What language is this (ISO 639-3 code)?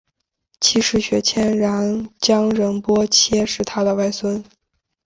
zho